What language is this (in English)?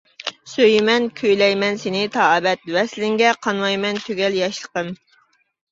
Uyghur